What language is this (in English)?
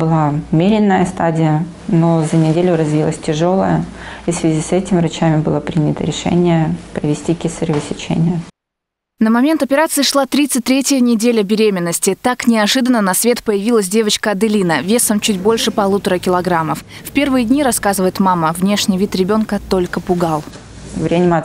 Russian